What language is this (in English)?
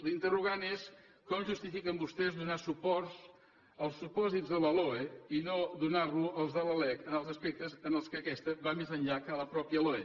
Catalan